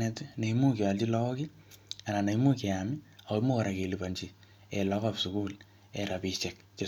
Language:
Kalenjin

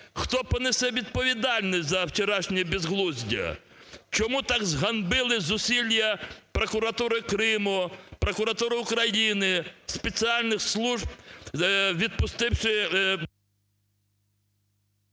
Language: Ukrainian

